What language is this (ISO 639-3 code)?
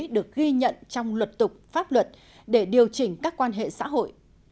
vie